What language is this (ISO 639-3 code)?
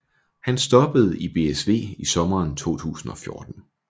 dan